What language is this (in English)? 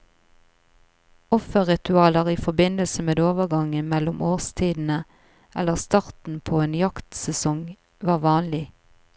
Norwegian